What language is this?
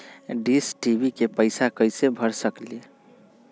Magahi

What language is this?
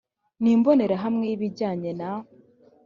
Kinyarwanda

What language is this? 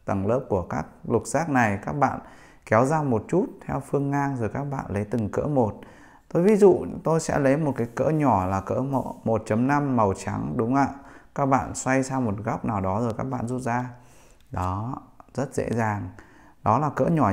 Vietnamese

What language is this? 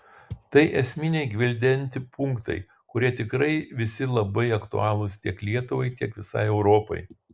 Lithuanian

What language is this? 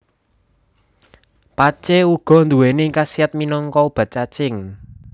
Javanese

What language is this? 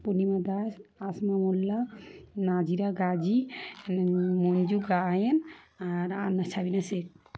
Bangla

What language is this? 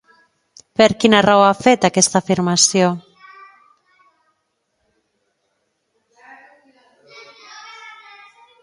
Catalan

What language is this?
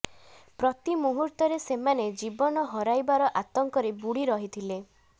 Odia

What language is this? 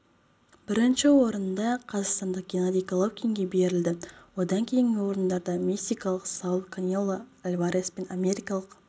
Kazakh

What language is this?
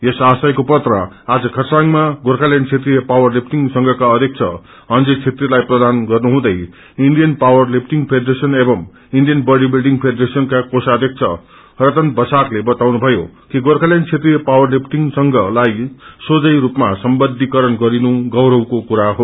Nepali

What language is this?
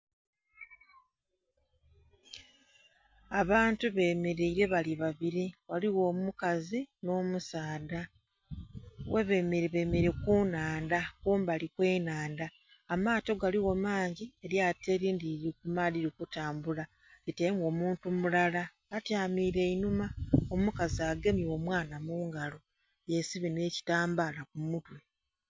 Soga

